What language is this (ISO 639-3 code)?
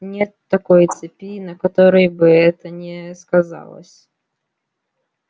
rus